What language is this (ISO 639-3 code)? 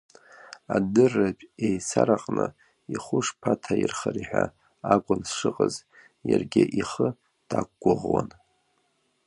abk